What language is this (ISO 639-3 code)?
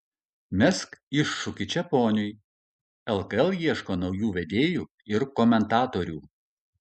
lit